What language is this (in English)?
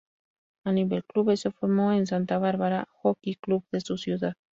Spanish